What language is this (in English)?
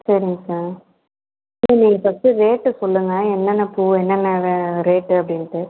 Tamil